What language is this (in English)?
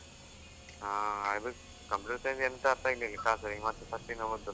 Kannada